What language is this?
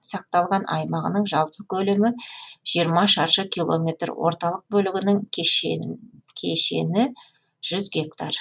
Kazakh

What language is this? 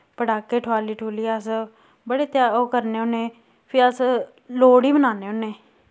Dogri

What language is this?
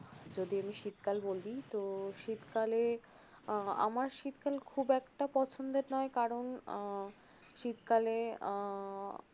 Bangla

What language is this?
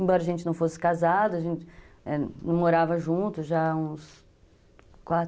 Portuguese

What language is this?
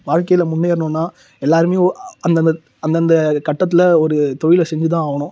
Tamil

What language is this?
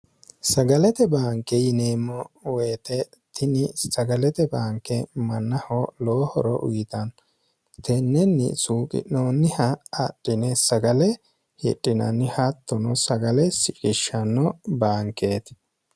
Sidamo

